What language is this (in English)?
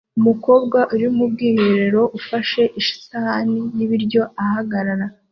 Kinyarwanda